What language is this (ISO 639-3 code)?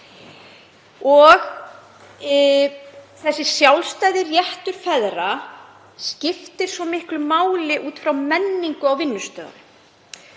isl